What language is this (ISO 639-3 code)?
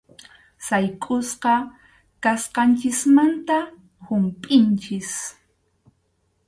qxu